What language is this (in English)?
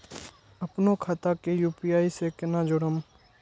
Maithili